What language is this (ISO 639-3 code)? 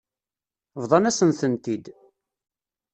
kab